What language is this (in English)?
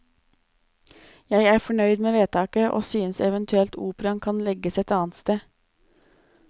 Norwegian